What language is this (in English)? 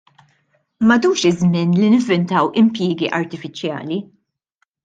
Maltese